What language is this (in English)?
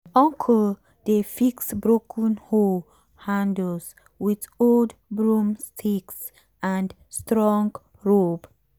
Nigerian Pidgin